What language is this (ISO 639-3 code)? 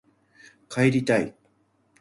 jpn